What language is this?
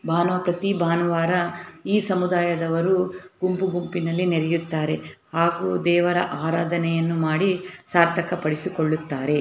Kannada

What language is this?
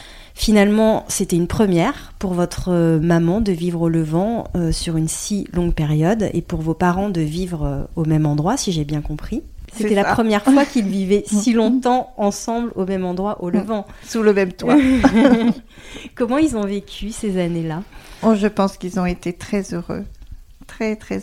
French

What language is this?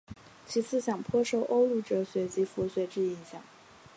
Chinese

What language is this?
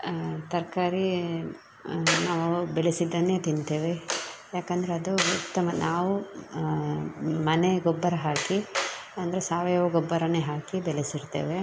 Kannada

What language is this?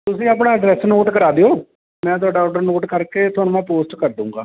Punjabi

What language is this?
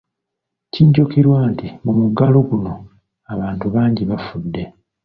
Ganda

